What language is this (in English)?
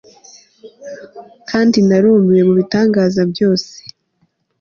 Kinyarwanda